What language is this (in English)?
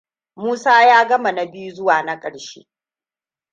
Hausa